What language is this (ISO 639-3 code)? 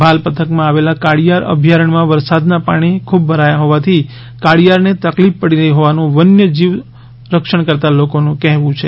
guj